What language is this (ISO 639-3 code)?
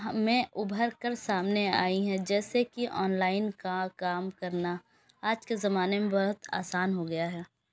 urd